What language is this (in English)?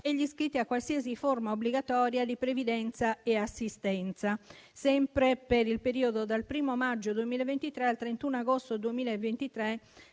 Italian